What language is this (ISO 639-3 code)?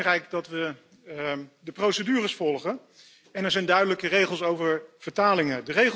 nld